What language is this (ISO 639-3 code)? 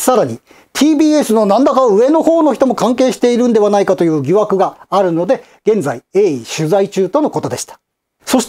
jpn